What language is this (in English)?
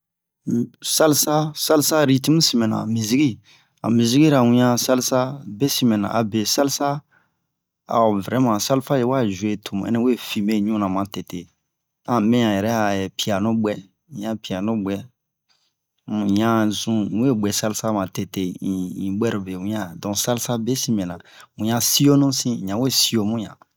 Bomu